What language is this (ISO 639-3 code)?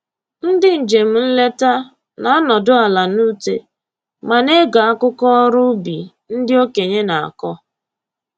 ibo